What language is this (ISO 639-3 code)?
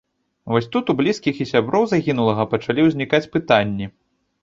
bel